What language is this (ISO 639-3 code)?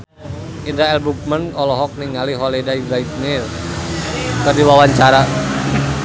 sun